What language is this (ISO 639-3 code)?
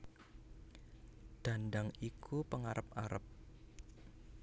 jav